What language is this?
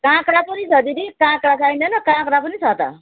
Nepali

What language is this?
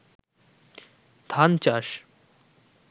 Bangla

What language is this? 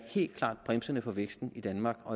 Danish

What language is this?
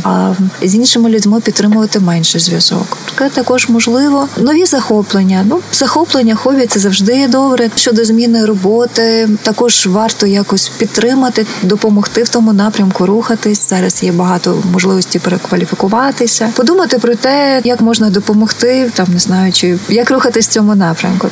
Ukrainian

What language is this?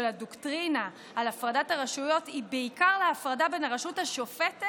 Hebrew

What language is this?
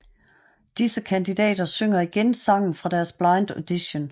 Danish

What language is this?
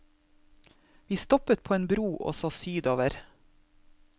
Norwegian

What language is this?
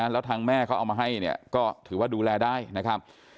Thai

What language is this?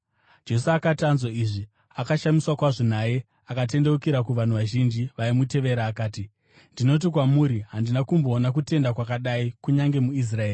Shona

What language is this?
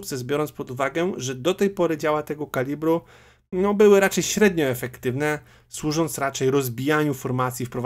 Polish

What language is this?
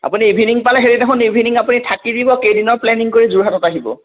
Assamese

